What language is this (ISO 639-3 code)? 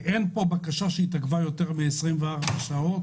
heb